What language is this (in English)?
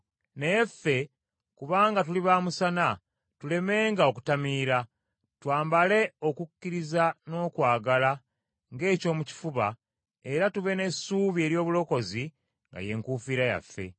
Ganda